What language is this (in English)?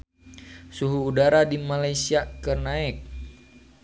Sundanese